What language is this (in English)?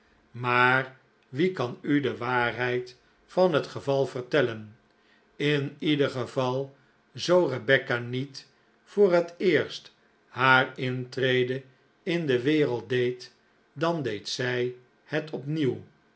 Dutch